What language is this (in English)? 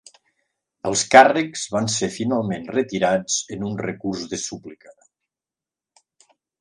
Catalan